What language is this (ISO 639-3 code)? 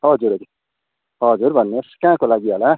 nep